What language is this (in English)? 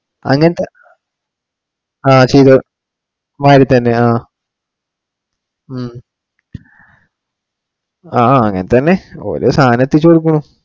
Malayalam